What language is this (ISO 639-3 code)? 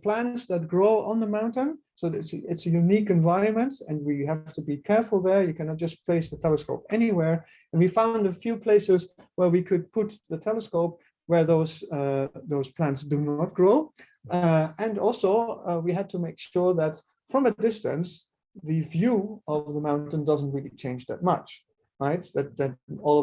eng